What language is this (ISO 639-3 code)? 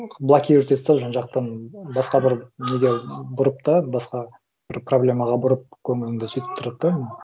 kaz